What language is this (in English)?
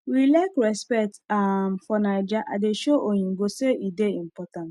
Nigerian Pidgin